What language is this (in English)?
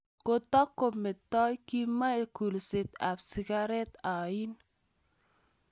Kalenjin